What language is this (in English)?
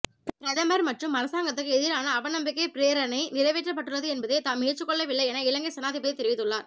Tamil